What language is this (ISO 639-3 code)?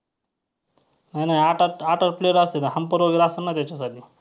mar